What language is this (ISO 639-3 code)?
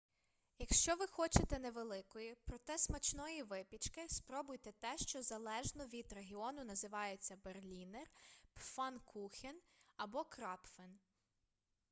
ukr